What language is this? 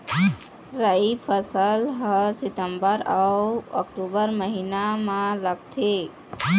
Chhattisgarhi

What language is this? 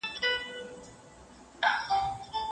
Pashto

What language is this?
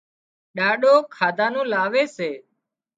Wadiyara Koli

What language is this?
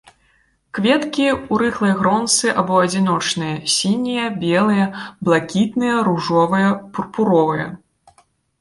Belarusian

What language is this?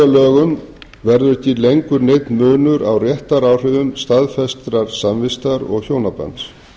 Icelandic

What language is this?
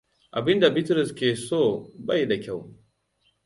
Hausa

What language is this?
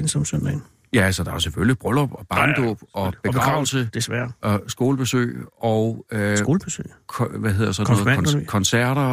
Danish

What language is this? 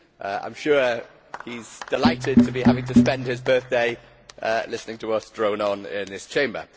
English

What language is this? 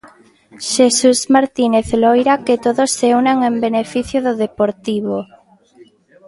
Galician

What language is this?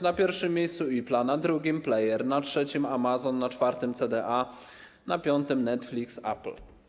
Polish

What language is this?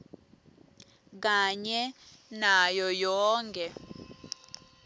Swati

